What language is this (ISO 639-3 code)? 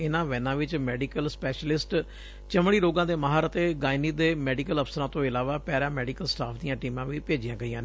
pan